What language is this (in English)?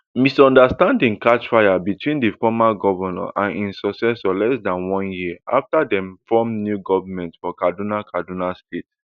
Nigerian Pidgin